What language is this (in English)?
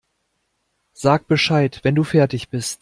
German